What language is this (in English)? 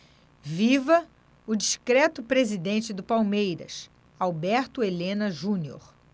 Portuguese